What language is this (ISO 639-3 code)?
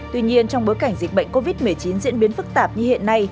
vie